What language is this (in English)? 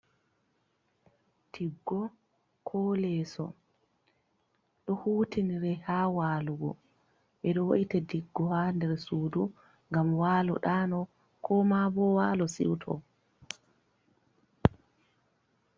Fula